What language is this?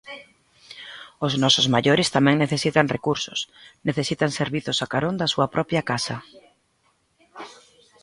Galician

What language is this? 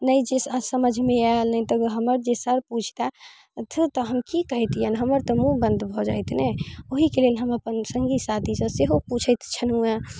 Maithili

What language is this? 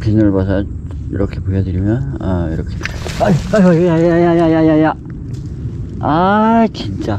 Korean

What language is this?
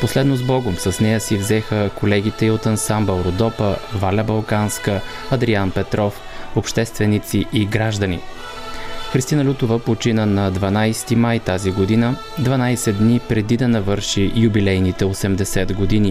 Bulgarian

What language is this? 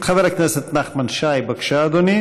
Hebrew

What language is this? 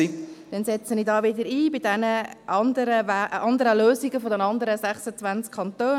Swiss German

